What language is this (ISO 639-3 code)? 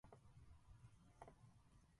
jpn